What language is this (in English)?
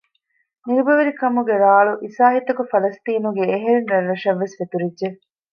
Divehi